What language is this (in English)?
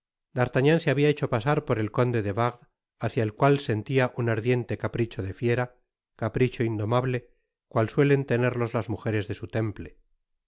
Spanish